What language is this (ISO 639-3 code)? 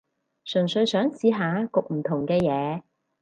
yue